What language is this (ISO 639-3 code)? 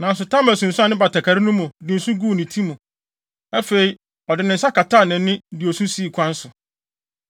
aka